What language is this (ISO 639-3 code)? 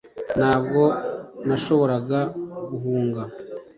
kin